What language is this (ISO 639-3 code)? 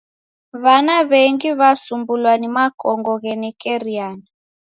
dav